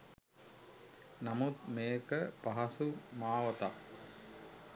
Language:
Sinhala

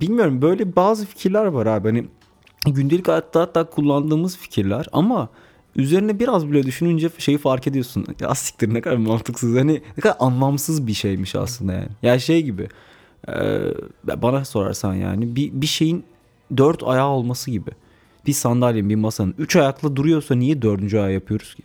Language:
Turkish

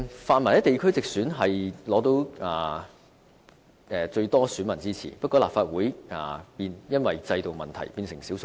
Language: Cantonese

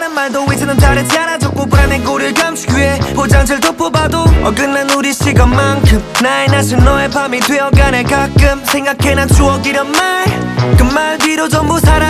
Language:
Korean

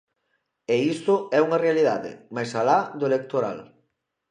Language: Galician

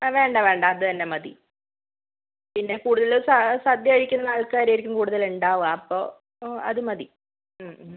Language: Malayalam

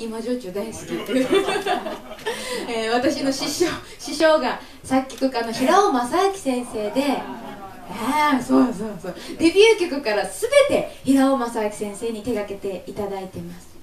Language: Japanese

